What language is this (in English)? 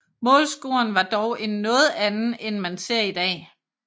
Danish